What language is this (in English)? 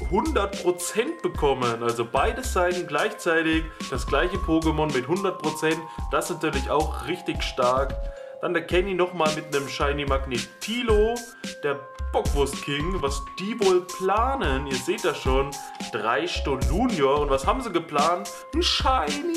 German